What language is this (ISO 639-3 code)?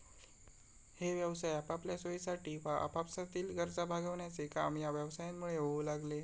mar